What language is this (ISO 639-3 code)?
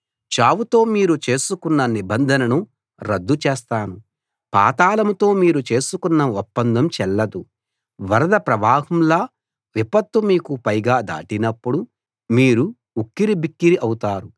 tel